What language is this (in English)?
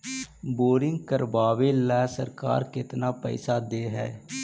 Magahi